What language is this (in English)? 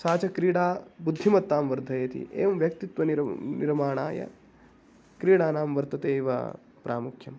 Sanskrit